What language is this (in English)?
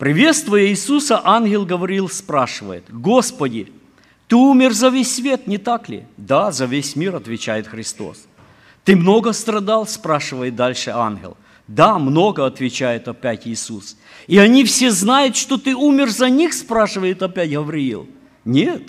Ukrainian